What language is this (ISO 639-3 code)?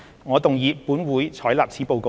yue